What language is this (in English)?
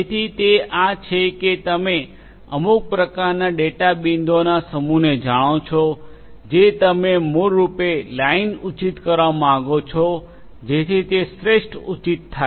Gujarati